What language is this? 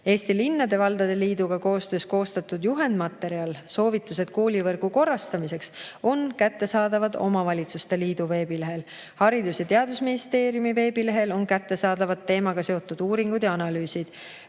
Estonian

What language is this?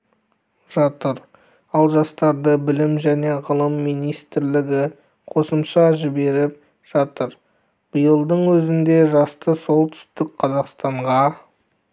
Kazakh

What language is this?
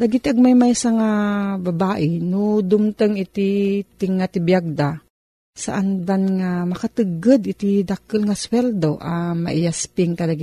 Filipino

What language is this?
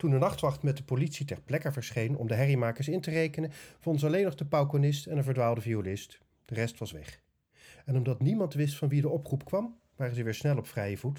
Dutch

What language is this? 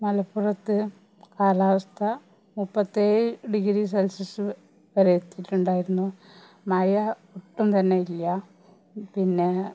Malayalam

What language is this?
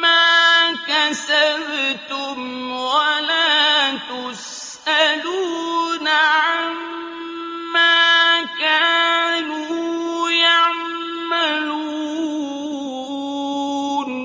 Arabic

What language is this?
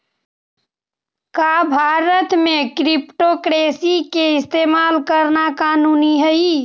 Magahi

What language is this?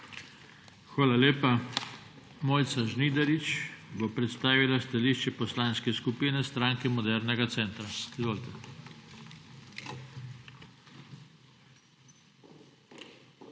Slovenian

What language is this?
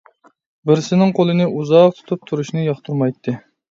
Uyghur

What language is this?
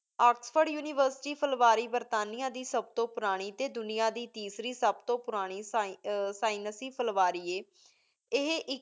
Punjabi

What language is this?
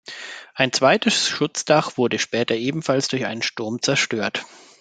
German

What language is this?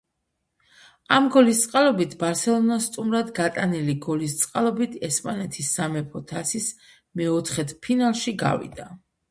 Georgian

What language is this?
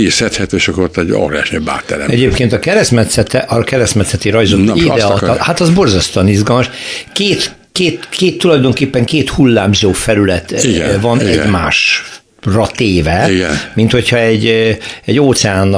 Hungarian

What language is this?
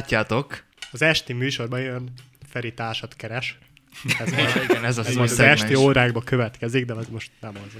Hungarian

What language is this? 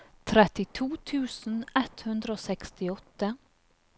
Norwegian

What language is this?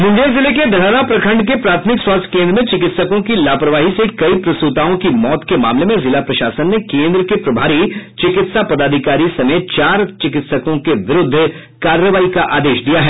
Hindi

